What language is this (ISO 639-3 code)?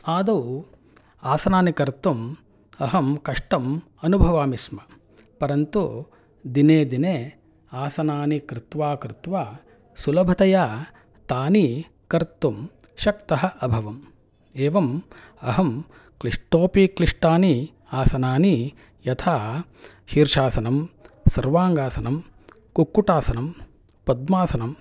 san